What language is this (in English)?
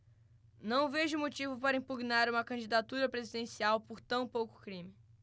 Portuguese